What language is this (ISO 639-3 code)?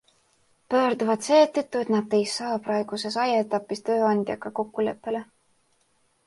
est